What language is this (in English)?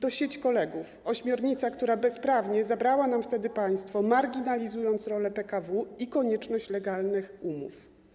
Polish